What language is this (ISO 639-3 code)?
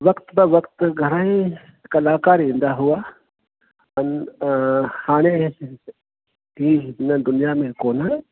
snd